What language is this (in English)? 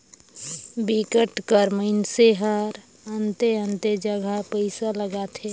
Chhattisgarhi